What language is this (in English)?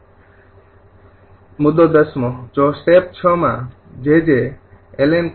Gujarati